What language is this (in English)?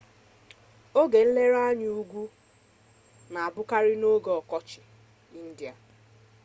Igbo